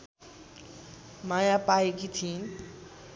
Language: Nepali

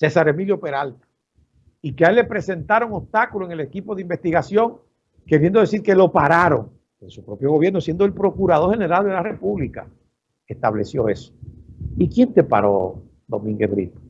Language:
Spanish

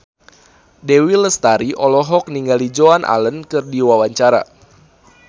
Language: Sundanese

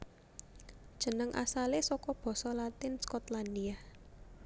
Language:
Javanese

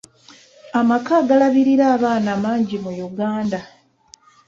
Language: Ganda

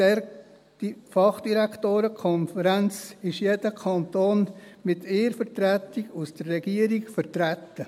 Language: Swiss German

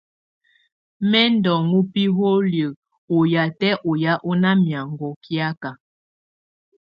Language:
Tunen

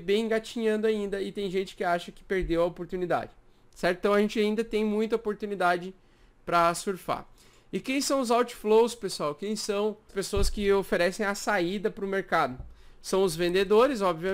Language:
Portuguese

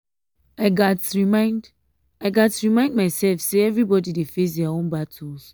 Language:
Nigerian Pidgin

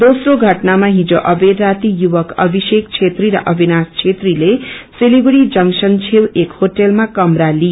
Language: Nepali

